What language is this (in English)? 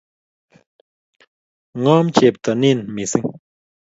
Kalenjin